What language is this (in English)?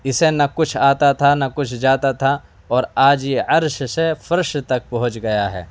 Urdu